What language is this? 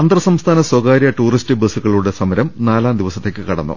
Malayalam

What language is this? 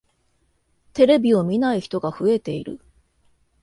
Japanese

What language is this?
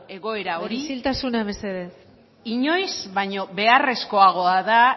Basque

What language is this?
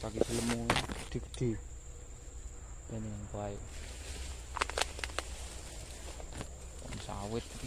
Indonesian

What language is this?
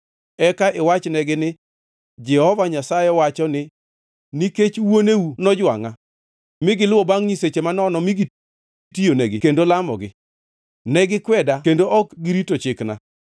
Luo (Kenya and Tanzania)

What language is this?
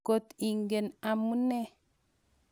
Kalenjin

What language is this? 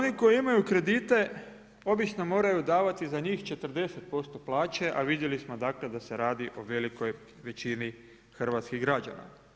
Croatian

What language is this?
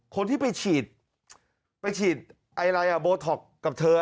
Thai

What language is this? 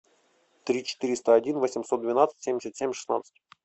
Russian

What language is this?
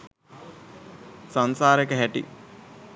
Sinhala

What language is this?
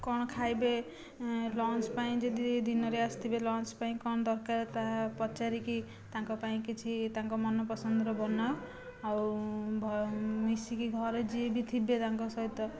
Odia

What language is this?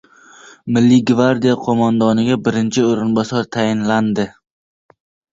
Uzbek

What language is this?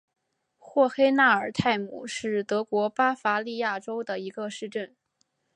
Chinese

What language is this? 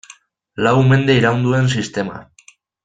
Basque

